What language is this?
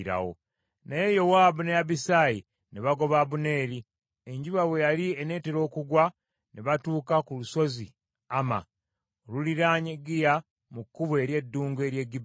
Ganda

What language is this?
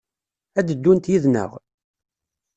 Kabyle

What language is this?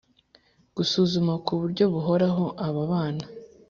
Kinyarwanda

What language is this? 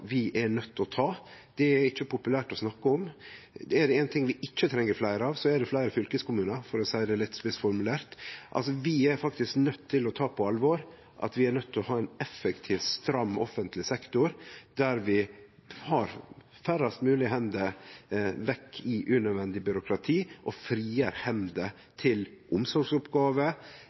Norwegian Nynorsk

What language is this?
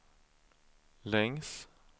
Swedish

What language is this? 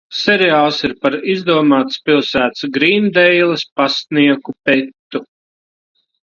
Latvian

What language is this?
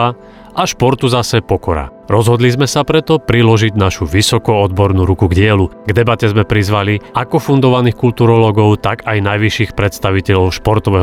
Slovak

